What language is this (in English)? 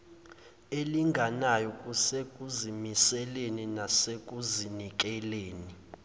Zulu